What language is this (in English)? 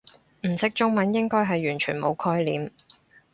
Cantonese